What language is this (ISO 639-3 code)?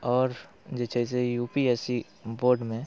mai